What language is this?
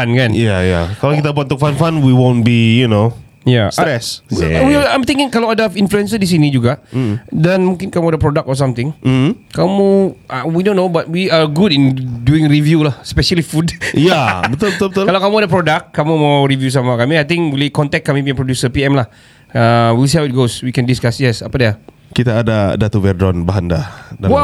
Malay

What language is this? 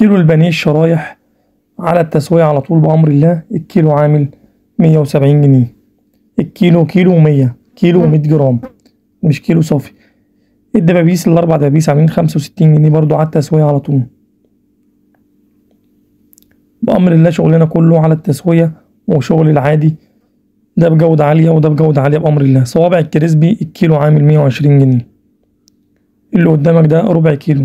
Arabic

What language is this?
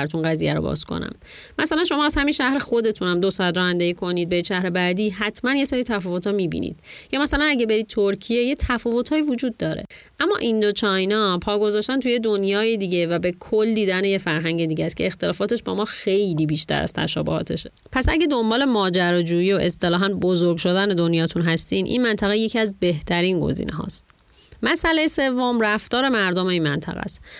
Persian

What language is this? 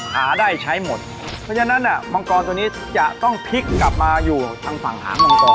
Thai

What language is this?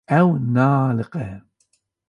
Kurdish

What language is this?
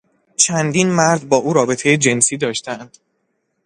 Persian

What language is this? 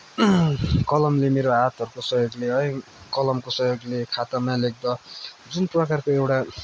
Nepali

